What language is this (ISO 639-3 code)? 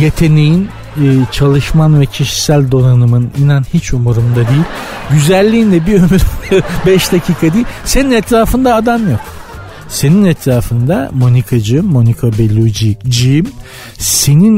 tur